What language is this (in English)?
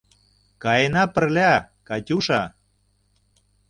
Mari